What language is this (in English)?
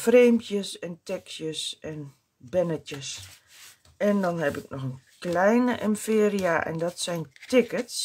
Dutch